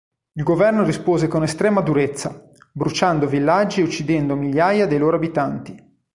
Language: Italian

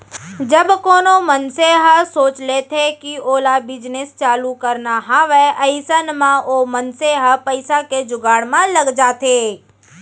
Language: Chhattisgarhi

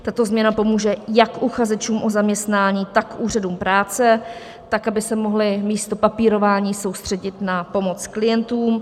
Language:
Czech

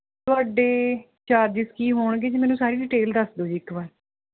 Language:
Punjabi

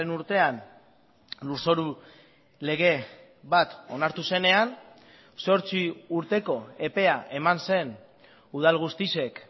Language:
Basque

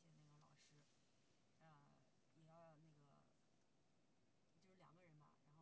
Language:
Chinese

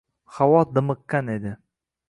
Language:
Uzbek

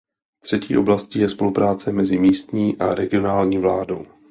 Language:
Czech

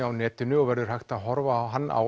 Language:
Icelandic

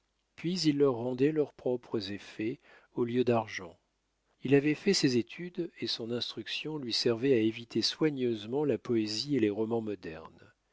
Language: French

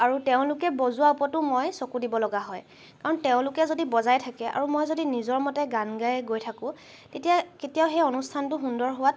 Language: Assamese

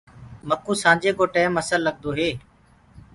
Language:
Gurgula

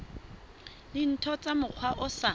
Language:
Southern Sotho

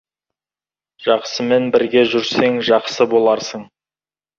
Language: Kazakh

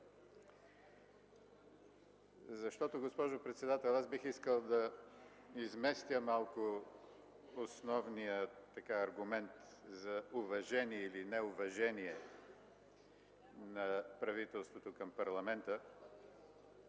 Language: Bulgarian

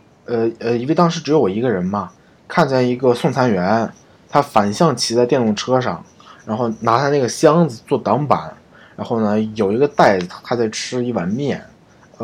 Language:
Chinese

